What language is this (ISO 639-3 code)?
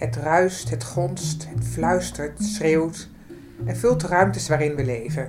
nld